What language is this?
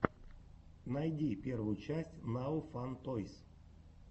Russian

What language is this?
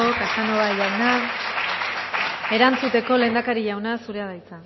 Basque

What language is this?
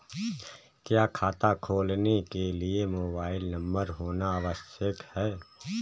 Hindi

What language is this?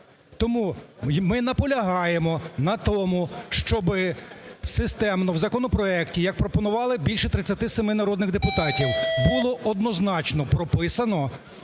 Ukrainian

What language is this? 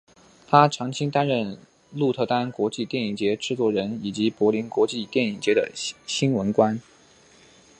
Chinese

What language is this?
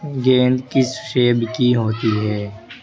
Urdu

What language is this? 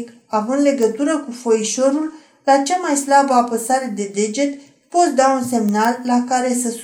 Romanian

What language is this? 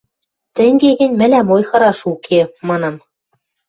Western Mari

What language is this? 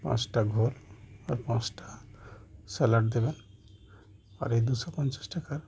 Bangla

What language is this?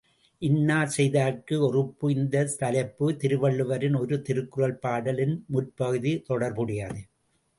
Tamil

